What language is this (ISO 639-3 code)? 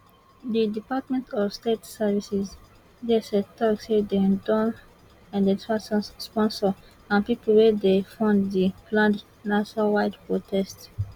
pcm